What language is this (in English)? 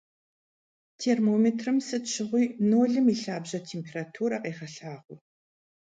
Kabardian